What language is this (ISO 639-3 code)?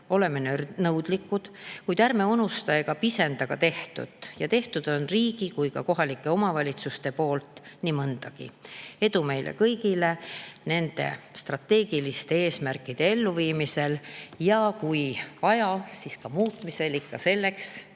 est